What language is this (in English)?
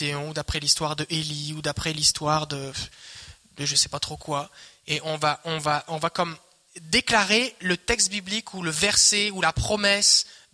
French